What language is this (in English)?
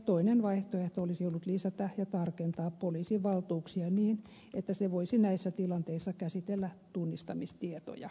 Finnish